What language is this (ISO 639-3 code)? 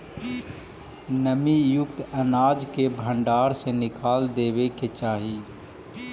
mag